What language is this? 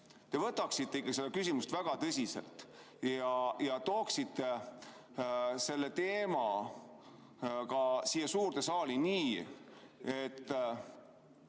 Estonian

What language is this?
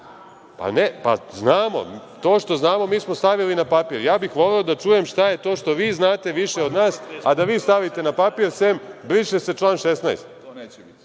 Serbian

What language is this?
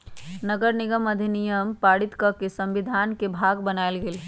Magahi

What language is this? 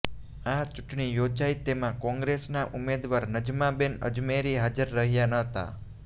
Gujarati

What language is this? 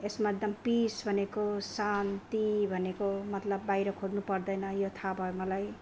Nepali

